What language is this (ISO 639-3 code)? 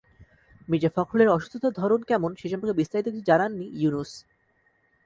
ben